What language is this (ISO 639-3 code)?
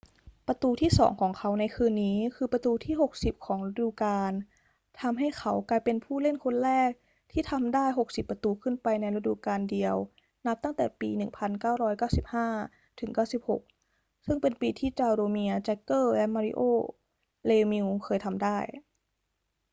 tha